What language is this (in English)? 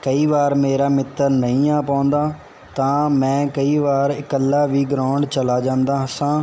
Punjabi